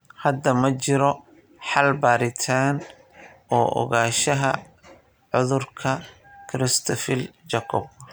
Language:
Somali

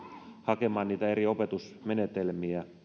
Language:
Finnish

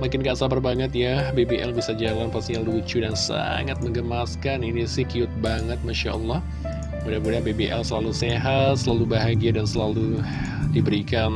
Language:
Indonesian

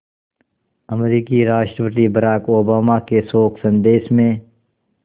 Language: Hindi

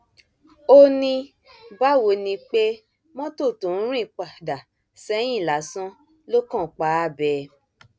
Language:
Yoruba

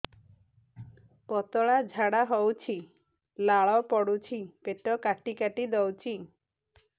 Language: Odia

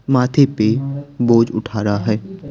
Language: Hindi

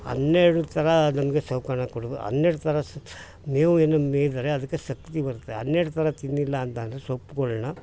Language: Kannada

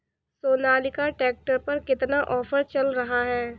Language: Hindi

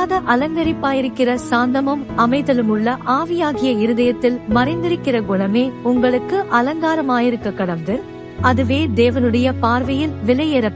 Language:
Tamil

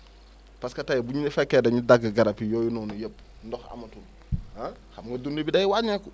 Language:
Wolof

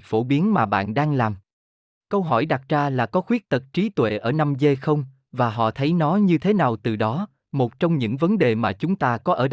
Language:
Vietnamese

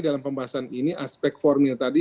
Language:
Indonesian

